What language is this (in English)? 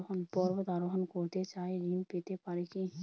Bangla